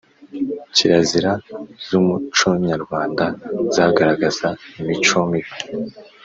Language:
Kinyarwanda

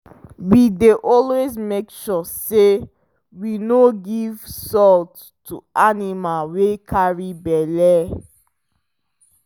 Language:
Nigerian Pidgin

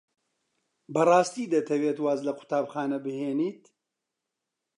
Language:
Central Kurdish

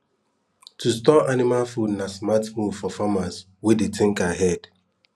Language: Nigerian Pidgin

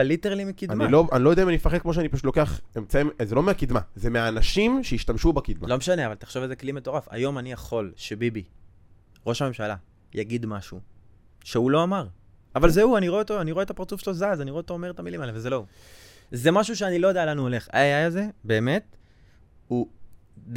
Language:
Hebrew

